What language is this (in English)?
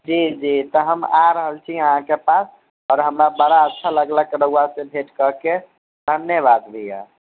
Maithili